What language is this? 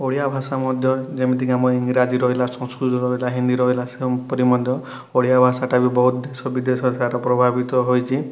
Odia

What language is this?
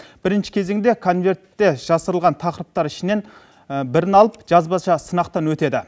Kazakh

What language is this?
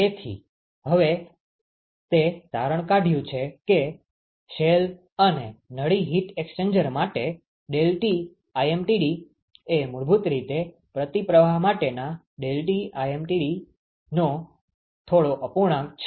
Gujarati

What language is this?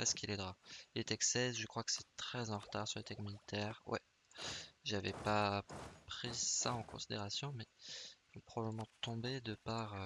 French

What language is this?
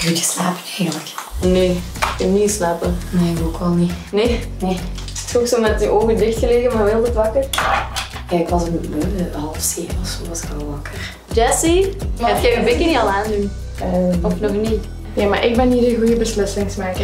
Dutch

